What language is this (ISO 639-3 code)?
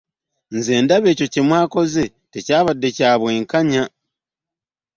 lug